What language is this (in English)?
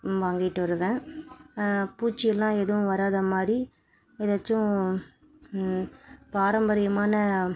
Tamil